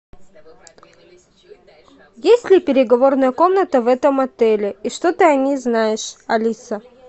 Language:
Russian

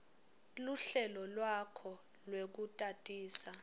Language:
Swati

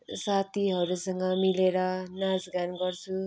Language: Nepali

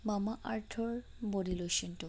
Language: Assamese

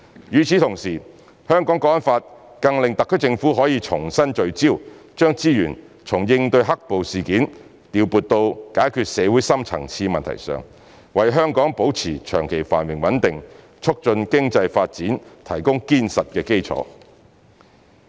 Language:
Cantonese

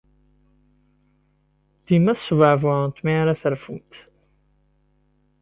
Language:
Kabyle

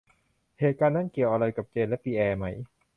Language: Thai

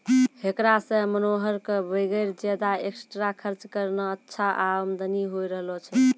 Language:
Maithili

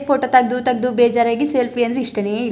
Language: Kannada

